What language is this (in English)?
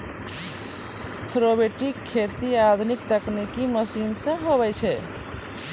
Maithili